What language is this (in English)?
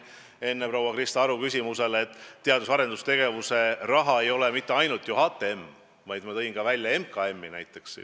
Estonian